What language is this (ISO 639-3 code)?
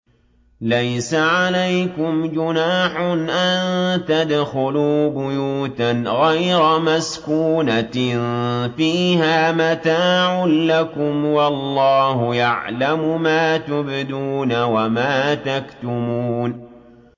ara